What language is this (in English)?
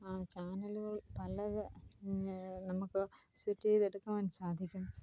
Malayalam